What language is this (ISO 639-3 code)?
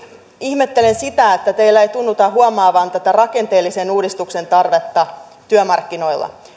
fin